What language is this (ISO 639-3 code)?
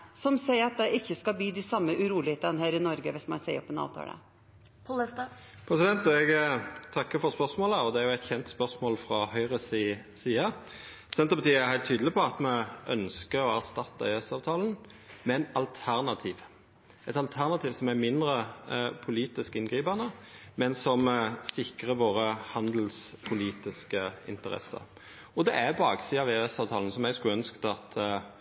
nor